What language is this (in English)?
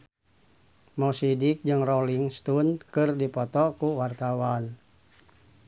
Sundanese